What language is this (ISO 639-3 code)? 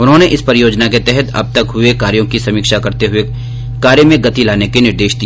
hin